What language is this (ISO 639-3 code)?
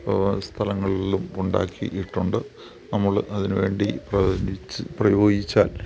mal